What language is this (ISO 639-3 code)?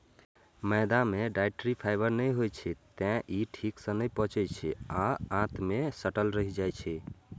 mai